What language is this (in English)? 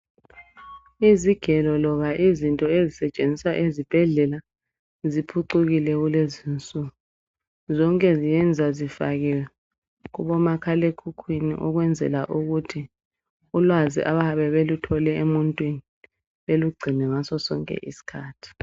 North Ndebele